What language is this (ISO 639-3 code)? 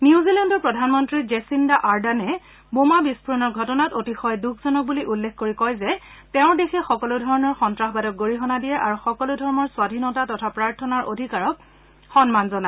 asm